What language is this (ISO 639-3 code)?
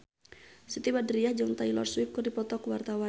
sun